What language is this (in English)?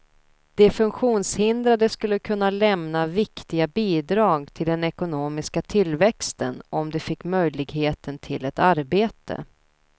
Swedish